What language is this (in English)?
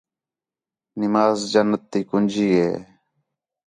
Khetrani